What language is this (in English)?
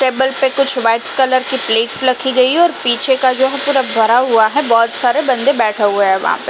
Hindi